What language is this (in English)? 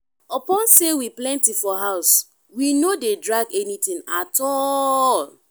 Nigerian Pidgin